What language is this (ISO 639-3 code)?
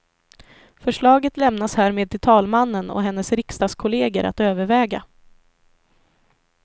swe